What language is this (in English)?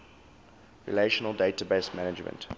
English